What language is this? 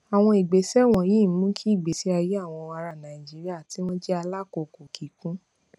Yoruba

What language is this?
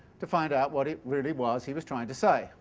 English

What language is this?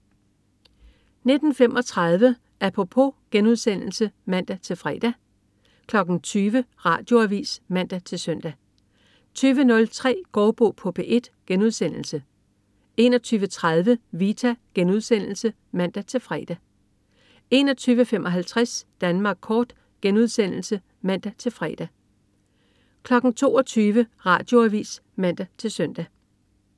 Danish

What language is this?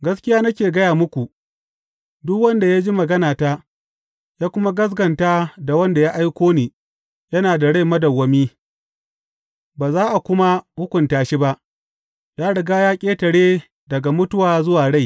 Hausa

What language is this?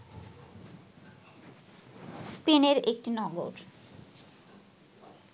Bangla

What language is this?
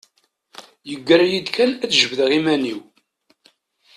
Kabyle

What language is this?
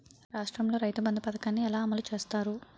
Telugu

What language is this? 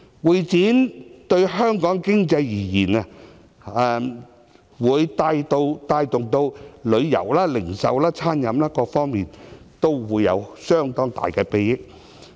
Cantonese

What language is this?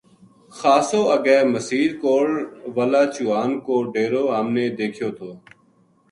Gujari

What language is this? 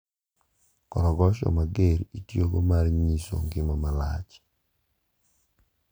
Luo (Kenya and Tanzania)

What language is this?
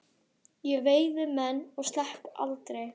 Icelandic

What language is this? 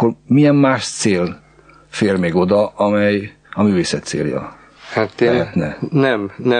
Hungarian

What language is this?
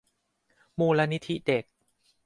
Thai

